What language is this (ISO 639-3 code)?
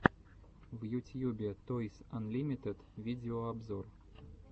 rus